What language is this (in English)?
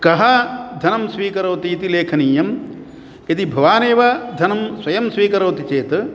Sanskrit